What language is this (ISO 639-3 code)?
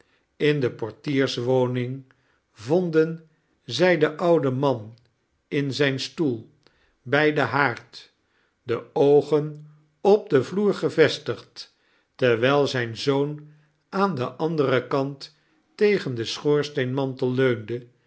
nld